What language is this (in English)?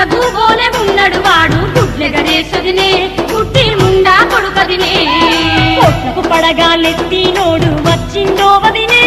Thai